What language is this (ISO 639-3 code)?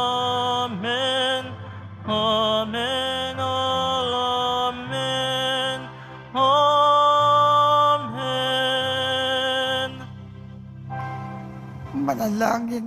fil